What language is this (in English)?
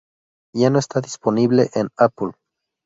Spanish